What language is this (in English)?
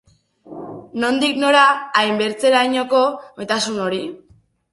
Basque